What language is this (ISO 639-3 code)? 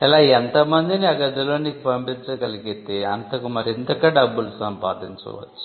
tel